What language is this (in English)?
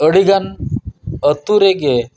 Santali